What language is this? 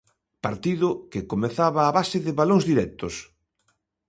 Galician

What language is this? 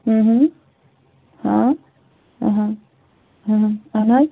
Kashmiri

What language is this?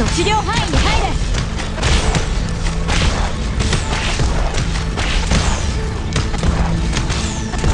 Japanese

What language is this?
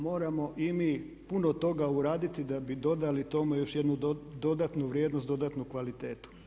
Croatian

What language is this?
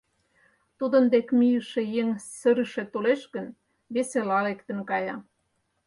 Mari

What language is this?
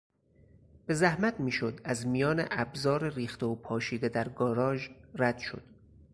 Persian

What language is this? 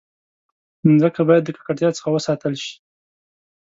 Pashto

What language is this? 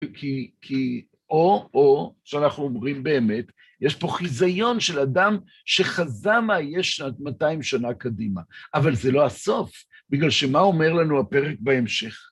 Hebrew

